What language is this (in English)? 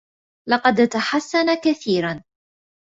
Arabic